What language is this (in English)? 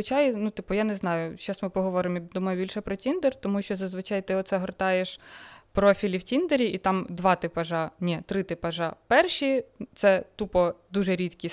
Ukrainian